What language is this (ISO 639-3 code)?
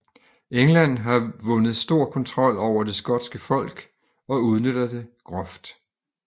dan